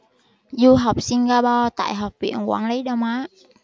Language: Vietnamese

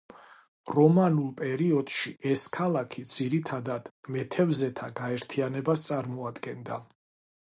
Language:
Georgian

